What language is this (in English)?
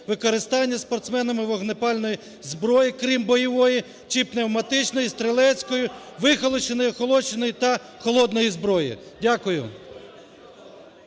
Ukrainian